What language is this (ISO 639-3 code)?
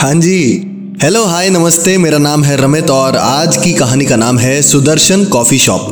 hin